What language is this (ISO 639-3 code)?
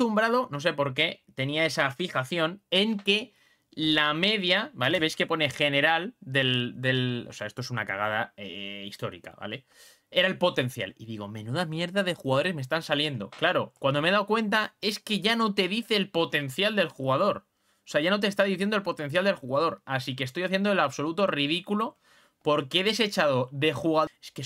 spa